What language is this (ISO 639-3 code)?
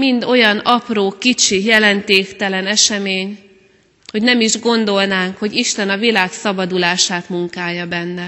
hun